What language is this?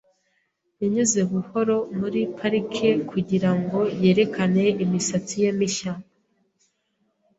Kinyarwanda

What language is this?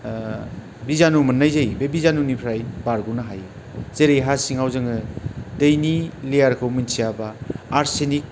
Bodo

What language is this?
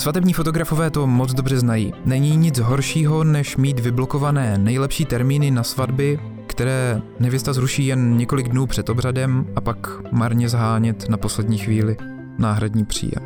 Czech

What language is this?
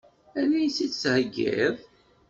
Kabyle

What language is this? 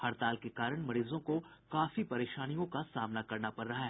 Hindi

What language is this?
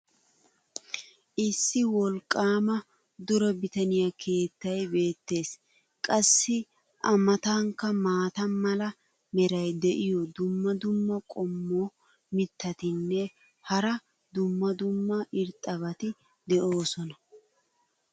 Wolaytta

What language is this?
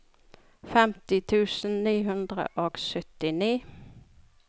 Norwegian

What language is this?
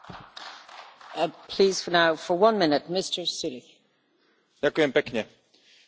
Slovak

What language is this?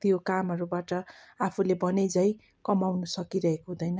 Nepali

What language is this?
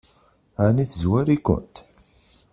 Kabyle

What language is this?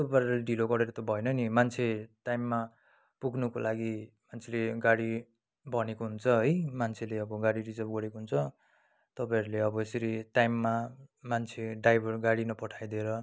Nepali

